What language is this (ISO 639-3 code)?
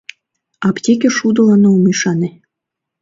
chm